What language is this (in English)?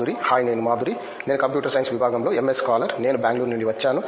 Telugu